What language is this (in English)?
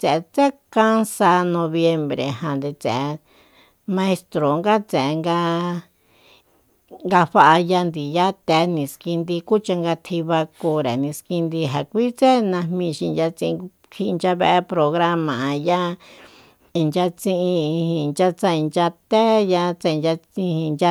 Soyaltepec Mazatec